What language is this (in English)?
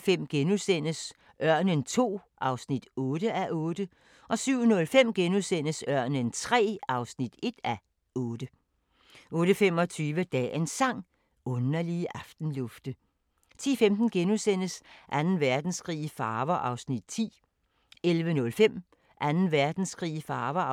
Danish